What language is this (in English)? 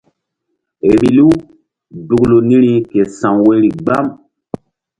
Mbum